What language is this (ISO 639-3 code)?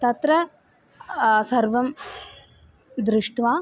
san